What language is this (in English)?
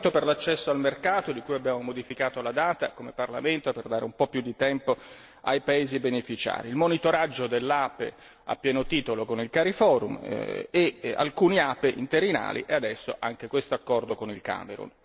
Italian